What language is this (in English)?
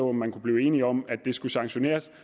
Danish